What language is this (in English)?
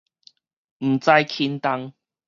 Min Nan Chinese